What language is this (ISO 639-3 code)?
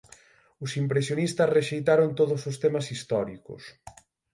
glg